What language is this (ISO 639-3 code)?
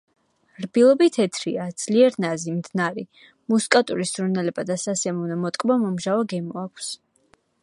kat